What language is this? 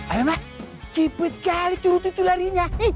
Indonesian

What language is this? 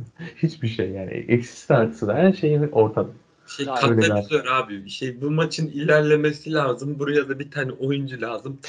Turkish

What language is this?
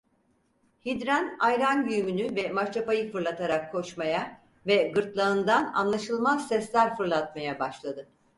Turkish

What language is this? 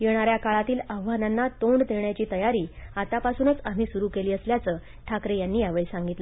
Marathi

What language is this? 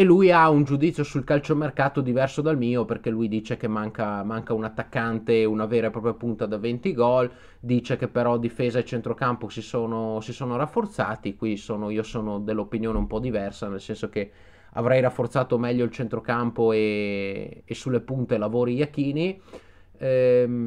Italian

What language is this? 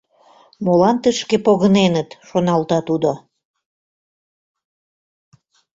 Mari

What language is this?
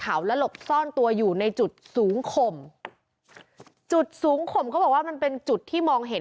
Thai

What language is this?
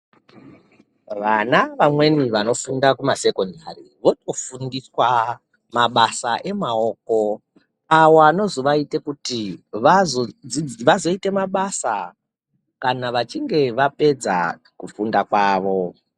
Ndau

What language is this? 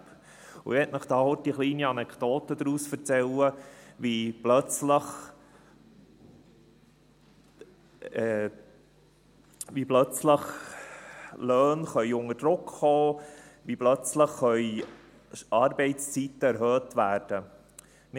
Swiss German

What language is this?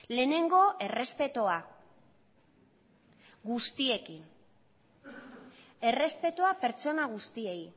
Basque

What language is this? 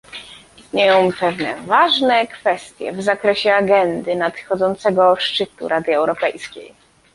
Polish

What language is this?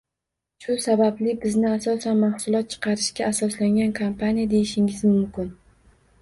Uzbek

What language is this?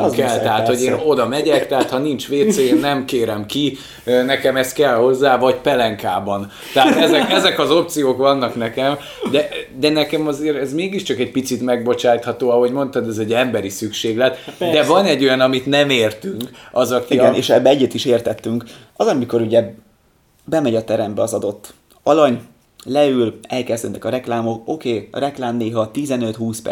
Hungarian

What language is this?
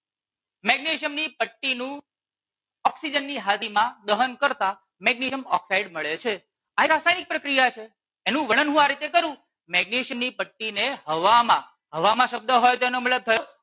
Gujarati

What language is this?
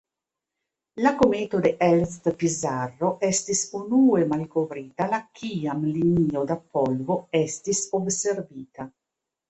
Esperanto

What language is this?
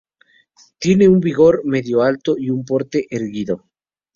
Spanish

